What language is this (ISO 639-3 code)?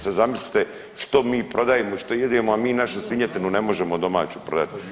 hrv